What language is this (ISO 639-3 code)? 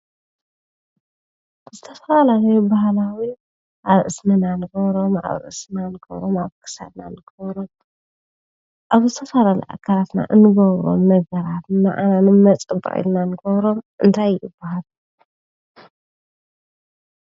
tir